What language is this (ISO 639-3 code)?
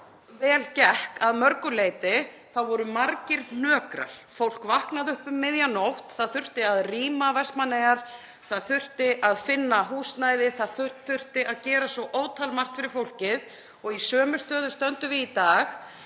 isl